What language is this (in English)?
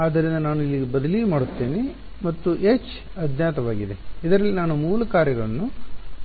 Kannada